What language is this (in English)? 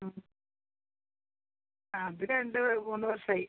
Malayalam